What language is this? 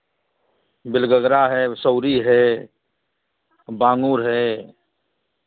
Hindi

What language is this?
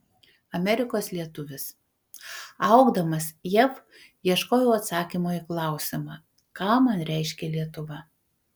Lithuanian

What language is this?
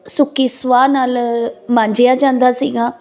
Punjabi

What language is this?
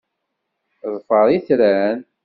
Kabyle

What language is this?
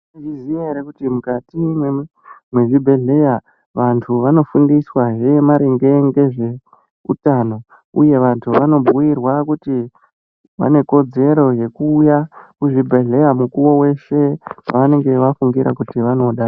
Ndau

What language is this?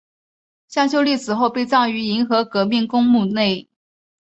Chinese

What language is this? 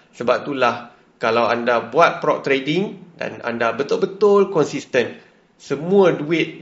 Malay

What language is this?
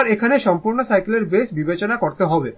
Bangla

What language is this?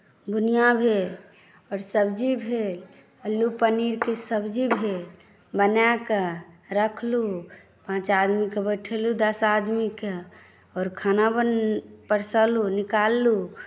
Maithili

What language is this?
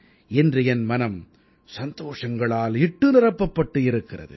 Tamil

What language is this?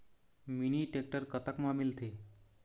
Chhattisgarhi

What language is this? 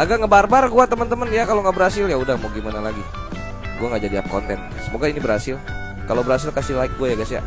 Indonesian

